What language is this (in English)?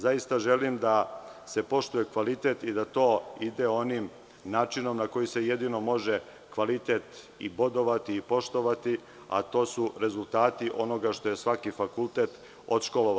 Serbian